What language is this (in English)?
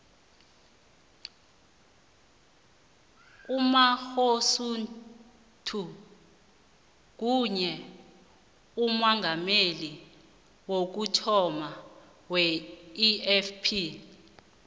South Ndebele